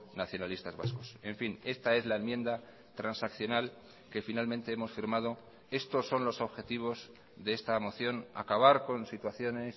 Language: Spanish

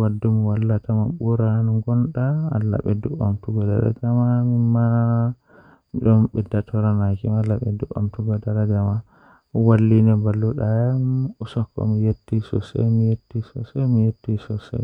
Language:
Western Niger Fulfulde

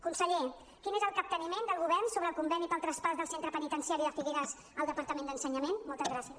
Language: Catalan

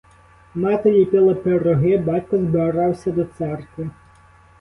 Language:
Ukrainian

